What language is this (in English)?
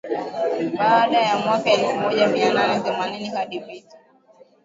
Swahili